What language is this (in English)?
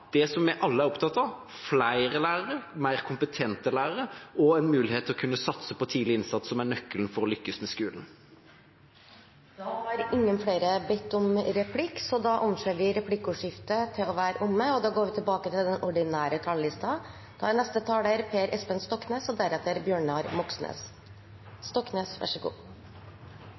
Norwegian